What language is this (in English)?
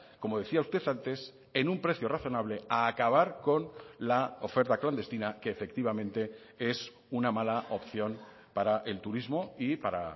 Spanish